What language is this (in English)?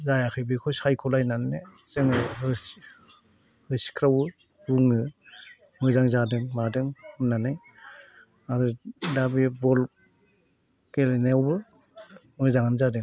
Bodo